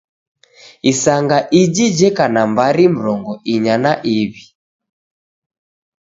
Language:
Taita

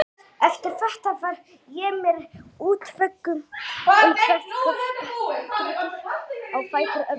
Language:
Icelandic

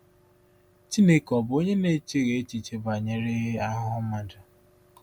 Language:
Igbo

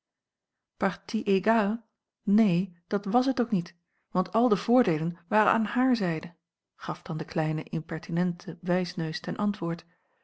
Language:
Dutch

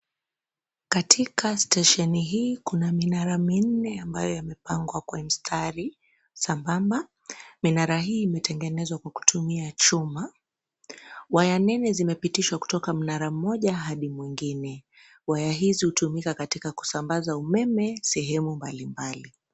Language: Swahili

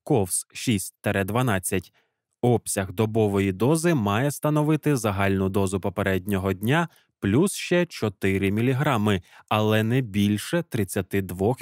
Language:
Ukrainian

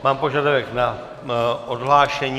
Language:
Czech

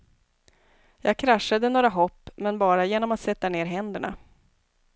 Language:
Swedish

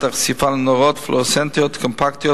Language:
Hebrew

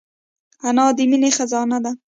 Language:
Pashto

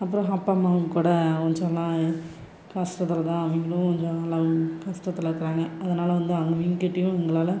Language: Tamil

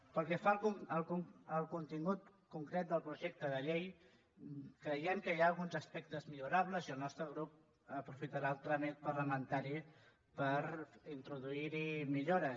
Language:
Catalan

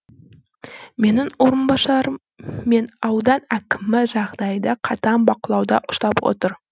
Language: Kazakh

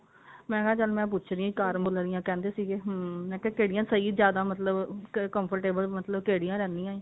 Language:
Punjabi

